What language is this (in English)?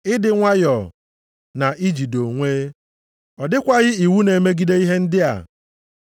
Igbo